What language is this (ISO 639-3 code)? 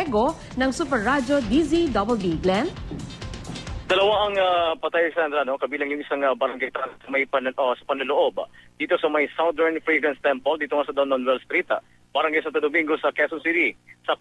fil